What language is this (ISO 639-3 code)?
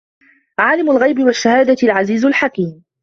ara